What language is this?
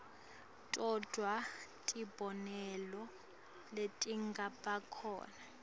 Swati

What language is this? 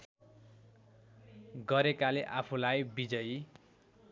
Nepali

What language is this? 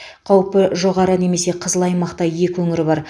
Kazakh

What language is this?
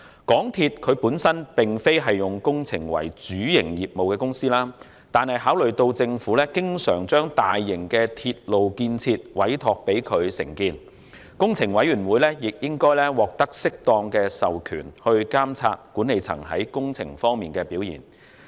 Cantonese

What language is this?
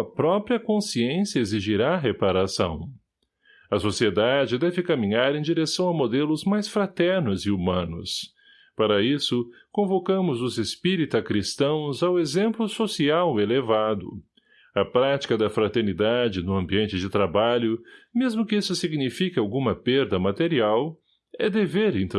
Portuguese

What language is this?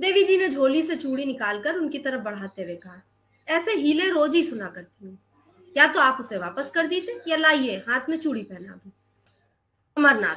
Hindi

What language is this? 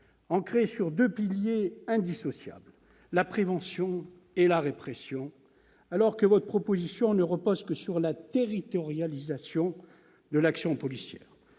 French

